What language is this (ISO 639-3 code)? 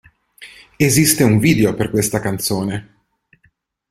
ita